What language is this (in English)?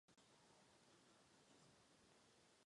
Czech